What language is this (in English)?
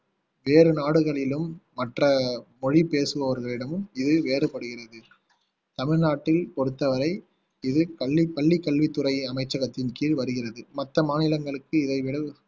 Tamil